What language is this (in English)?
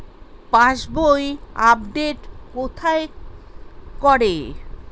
Bangla